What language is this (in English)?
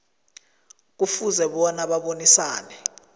South Ndebele